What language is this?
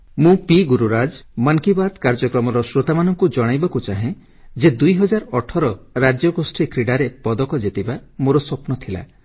Odia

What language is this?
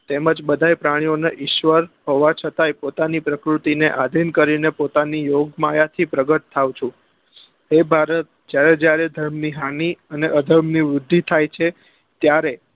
Gujarati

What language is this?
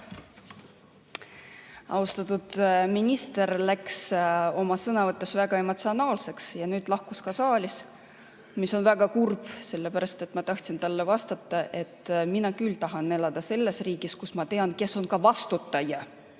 Estonian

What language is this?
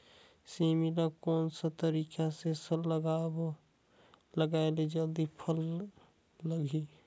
Chhattisgarhi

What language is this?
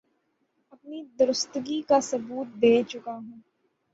Urdu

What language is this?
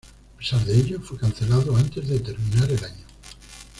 Spanish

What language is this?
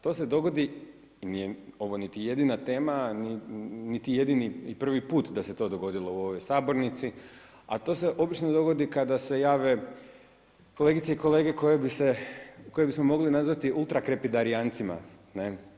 Croatian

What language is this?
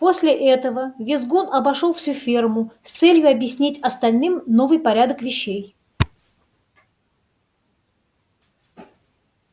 Russian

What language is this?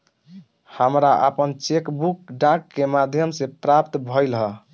Bhojpuri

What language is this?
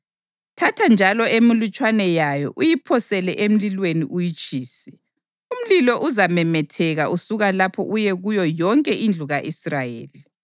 North Ndebele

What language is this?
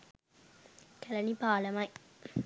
Sinhala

